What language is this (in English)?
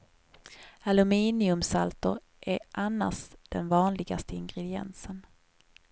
Swedish